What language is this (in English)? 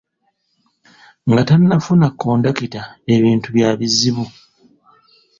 Ganda